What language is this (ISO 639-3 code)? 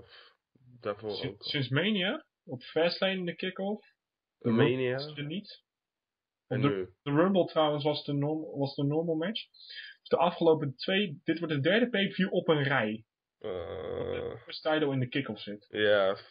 nld